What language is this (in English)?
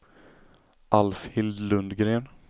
Swedish